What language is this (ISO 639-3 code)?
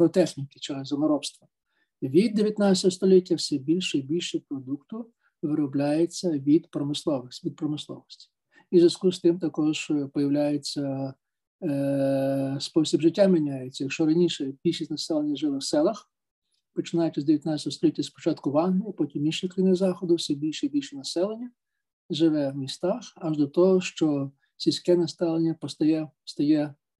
ukr